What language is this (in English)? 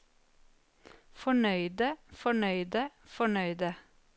Norwegian